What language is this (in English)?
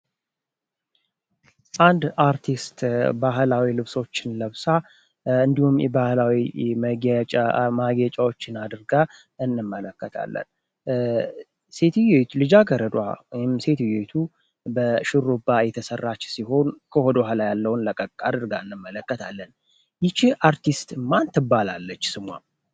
Amharic